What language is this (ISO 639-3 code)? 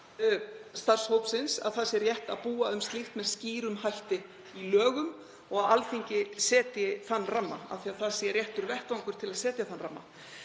isl